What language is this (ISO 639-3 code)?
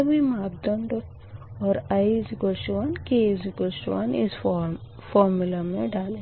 hin